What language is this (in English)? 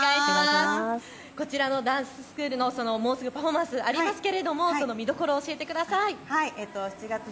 Japanese